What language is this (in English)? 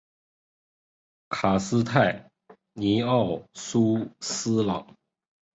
Chinese